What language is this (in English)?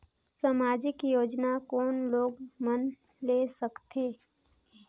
Chhattisgarhi